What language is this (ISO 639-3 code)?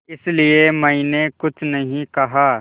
hin